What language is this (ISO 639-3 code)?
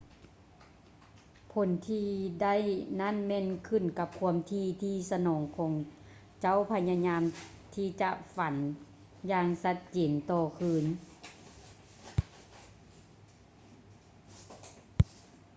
lao